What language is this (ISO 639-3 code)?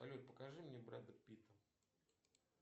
rus